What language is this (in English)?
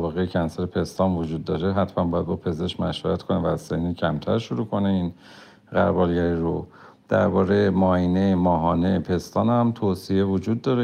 Persian